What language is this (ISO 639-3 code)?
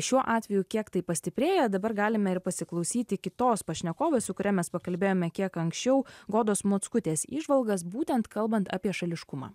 lit